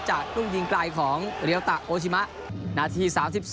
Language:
Thai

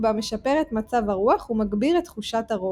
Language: Hebrew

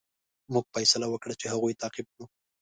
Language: Pashto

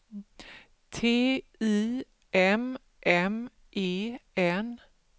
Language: Swedish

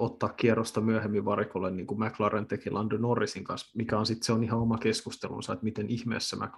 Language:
Finnish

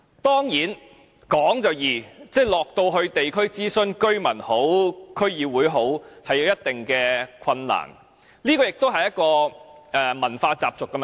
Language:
Cantonese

